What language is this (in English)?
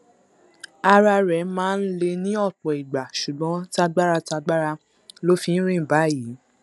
Yoruba